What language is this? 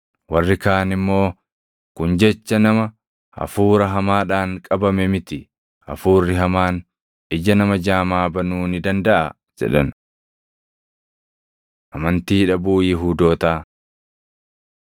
Oromo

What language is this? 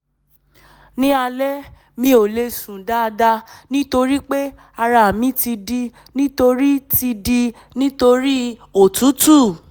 Yoruba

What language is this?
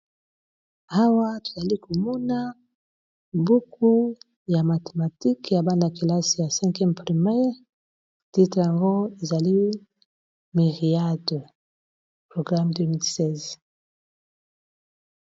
Lingala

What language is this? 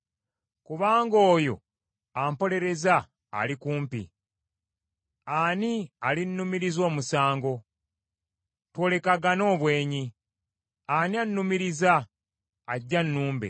Ganda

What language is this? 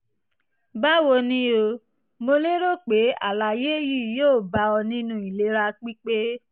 Yoruba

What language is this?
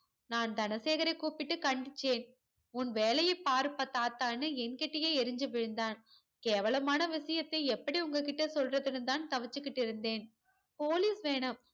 Tamil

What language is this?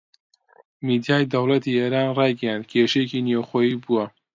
Central Kurdish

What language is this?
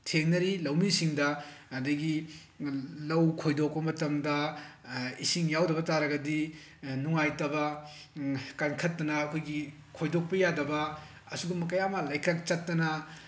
Manipuri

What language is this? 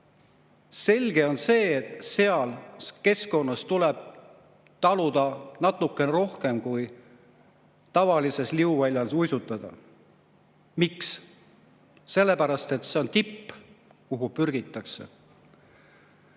Estonian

